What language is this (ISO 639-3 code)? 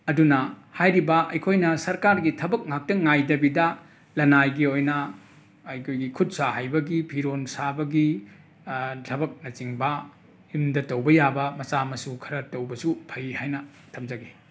mni